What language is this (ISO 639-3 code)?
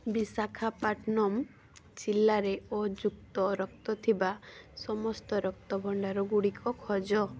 ori